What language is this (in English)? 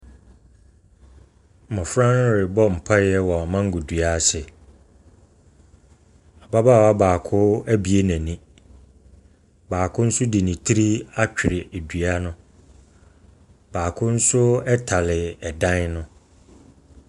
Akan